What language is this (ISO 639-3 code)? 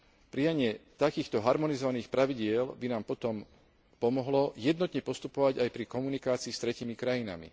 slk